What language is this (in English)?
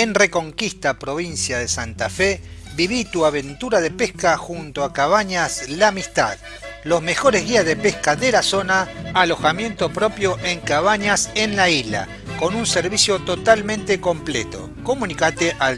Spanish